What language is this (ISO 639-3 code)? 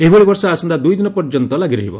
ori